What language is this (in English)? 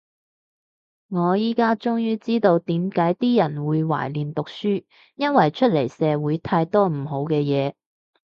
Cantonese